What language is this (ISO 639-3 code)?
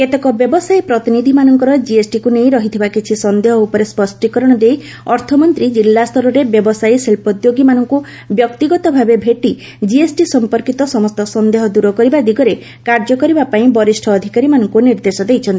ori